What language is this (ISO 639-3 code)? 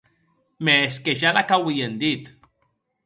oci